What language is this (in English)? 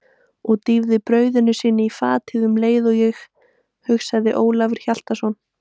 Icelandic